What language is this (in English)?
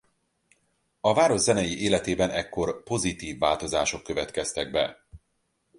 Hungarian